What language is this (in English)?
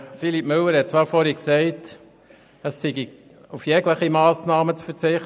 Swiss German